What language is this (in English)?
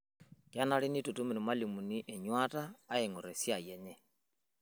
Masai